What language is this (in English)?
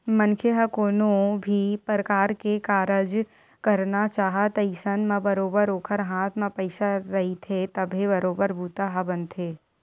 Chhattisgarhi